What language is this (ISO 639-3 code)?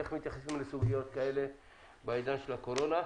heb